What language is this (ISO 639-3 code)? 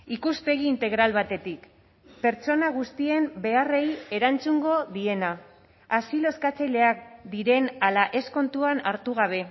eus